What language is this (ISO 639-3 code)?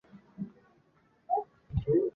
zho